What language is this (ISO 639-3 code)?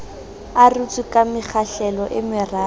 sot